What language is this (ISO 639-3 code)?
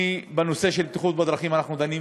heb